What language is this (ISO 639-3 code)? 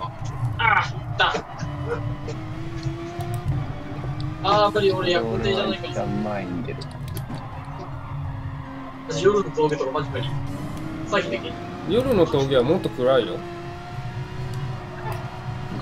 jpn